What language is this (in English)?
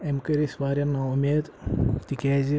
Kashmiri